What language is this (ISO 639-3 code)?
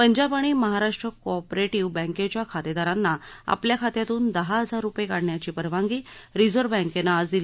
mar